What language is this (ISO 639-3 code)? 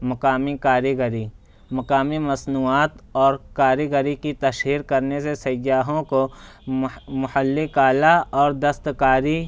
urd